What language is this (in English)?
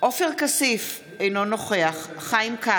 Hebrew